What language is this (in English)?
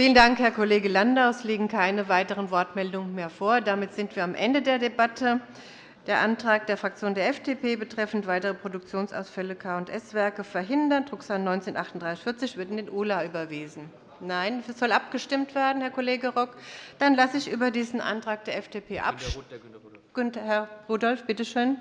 German